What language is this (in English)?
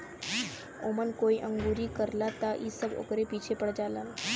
Bhojpuri